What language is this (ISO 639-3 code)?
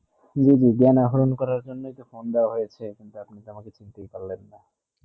ben